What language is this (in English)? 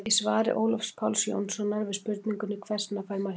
Icelandic